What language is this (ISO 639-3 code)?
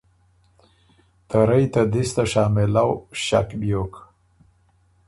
oru